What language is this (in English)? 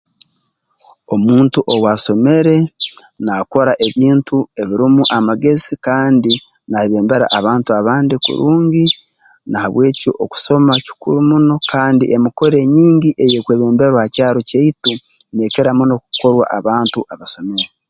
Tooro